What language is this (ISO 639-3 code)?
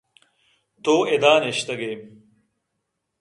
bgp